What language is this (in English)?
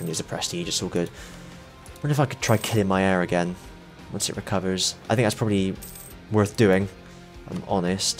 English